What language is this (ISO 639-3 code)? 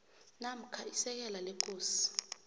nbl